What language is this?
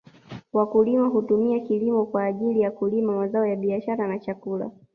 Swahili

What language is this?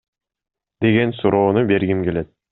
Kyrgyz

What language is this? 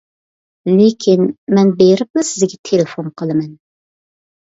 Uyghur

